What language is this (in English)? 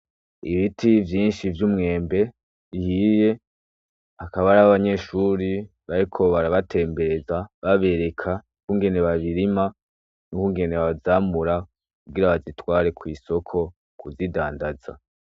Rundi